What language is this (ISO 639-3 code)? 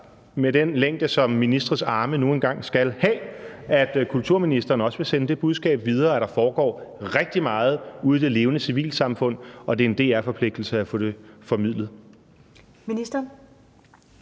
dan